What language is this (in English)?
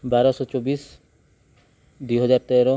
Odia